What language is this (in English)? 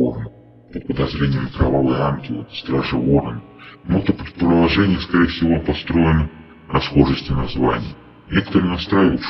Russian